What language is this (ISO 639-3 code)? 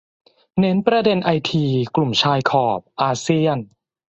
tha